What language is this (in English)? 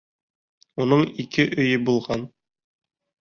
Bashkir